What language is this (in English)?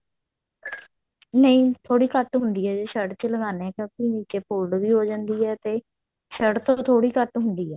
Punjabi